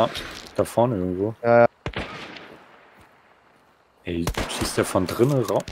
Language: German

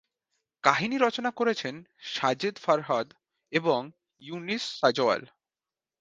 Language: Bangla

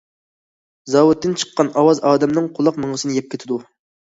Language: Uyghur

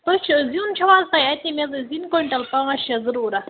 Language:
Kashmiri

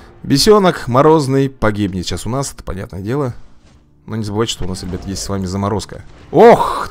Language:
Russian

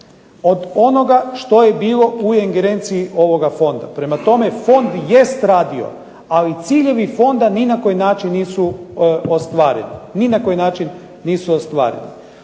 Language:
Croatian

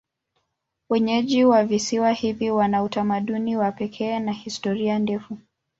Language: Swahili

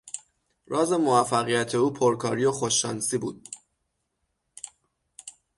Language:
Persian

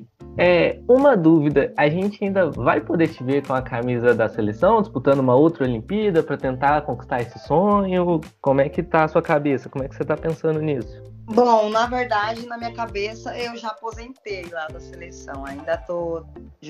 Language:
Portuguese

